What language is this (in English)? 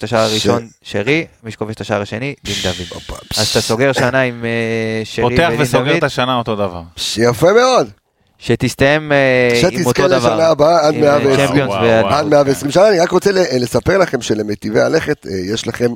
Hebrew